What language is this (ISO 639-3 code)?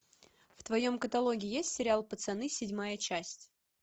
rus